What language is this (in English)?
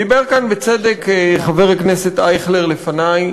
Hebrew